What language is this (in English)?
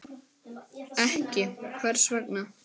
Icelandic